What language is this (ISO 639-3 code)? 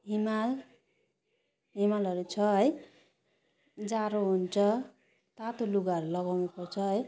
nep